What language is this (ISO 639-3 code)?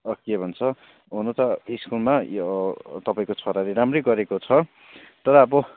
nep